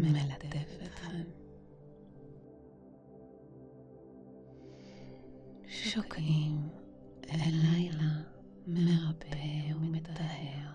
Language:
Hebrew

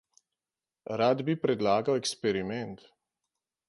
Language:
Slovenian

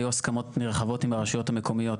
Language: Hebrew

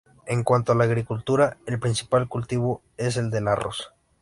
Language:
Spanish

